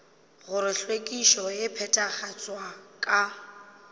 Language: Northern Sotho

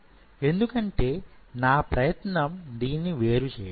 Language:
Telugu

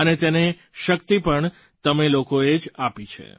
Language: Gujarati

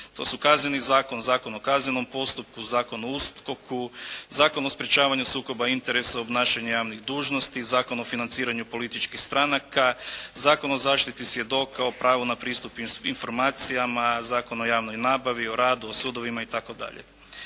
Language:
Croatian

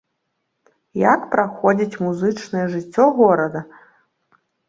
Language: Belarusian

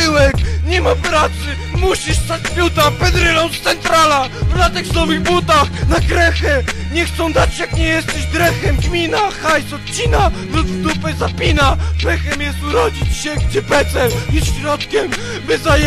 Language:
Polish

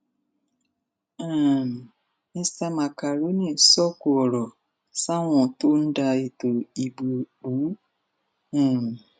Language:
Yoruba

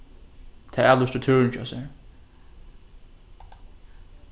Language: Faroese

